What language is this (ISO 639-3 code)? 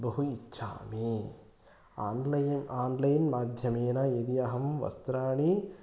san